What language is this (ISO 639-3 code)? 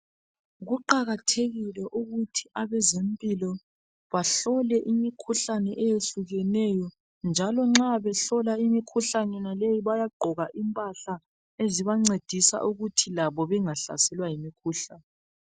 nde